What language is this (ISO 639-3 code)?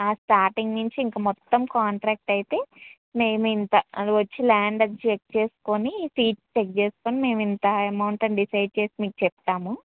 tel